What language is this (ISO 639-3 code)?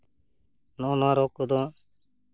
sat